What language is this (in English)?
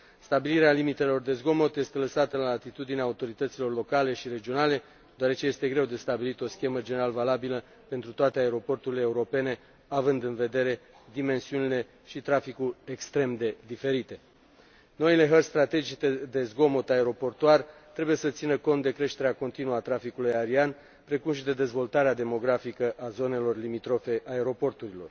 Romanian